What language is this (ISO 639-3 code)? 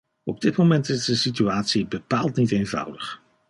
nld